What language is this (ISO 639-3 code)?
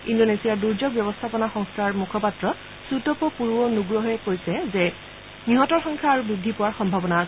asm